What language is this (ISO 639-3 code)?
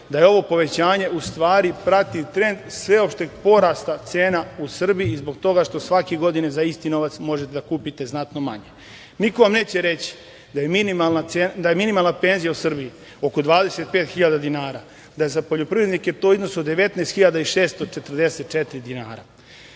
srp